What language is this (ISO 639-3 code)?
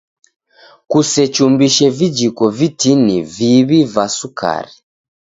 dav